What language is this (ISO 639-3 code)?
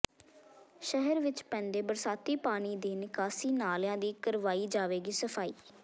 pan